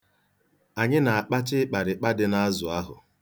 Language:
Igbo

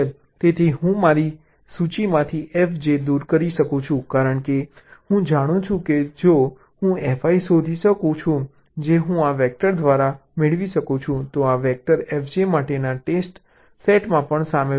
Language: Gujarati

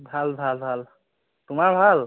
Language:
Assamese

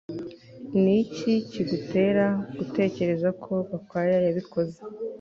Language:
Kinyarwanda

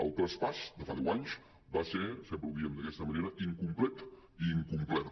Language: Catalan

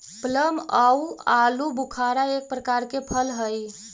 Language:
Magahi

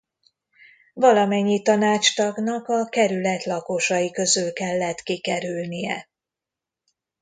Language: Hungarian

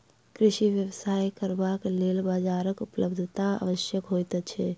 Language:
Maithili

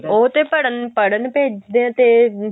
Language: Punjabi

